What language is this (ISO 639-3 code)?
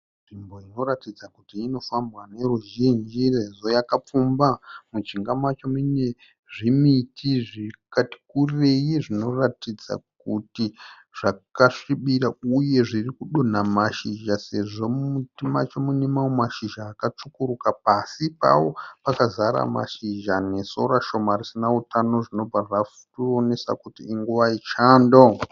sna